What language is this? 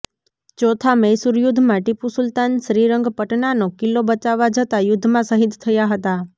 Gujarati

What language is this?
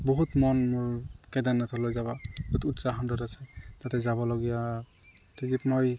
Assamese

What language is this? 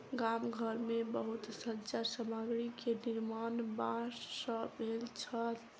Maithili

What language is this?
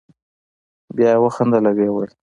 Pashto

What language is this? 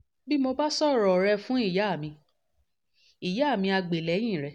Yoruba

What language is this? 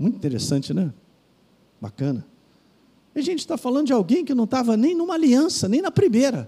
Portuguese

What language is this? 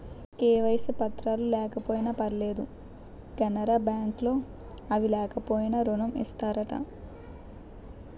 Telugu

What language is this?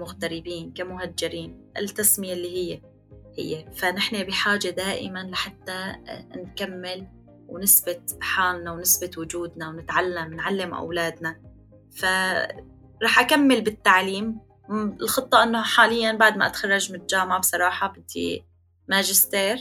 Arabic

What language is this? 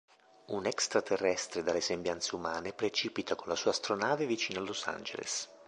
Italian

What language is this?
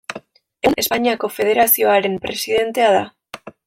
Basque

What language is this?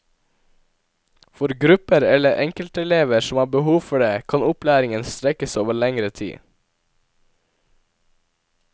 Norwegian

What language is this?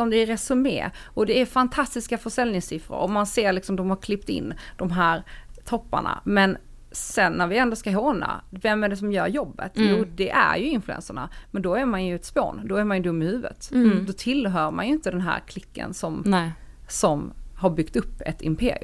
Swedish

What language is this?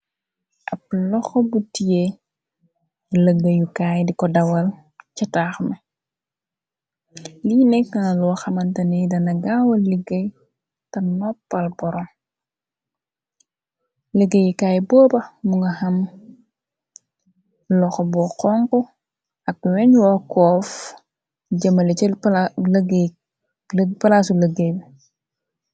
Wolof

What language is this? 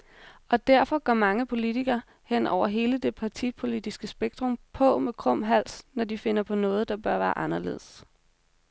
Danish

